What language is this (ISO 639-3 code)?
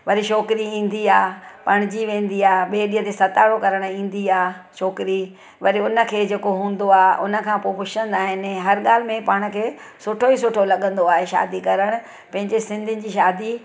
snd